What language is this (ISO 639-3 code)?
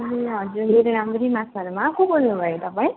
nep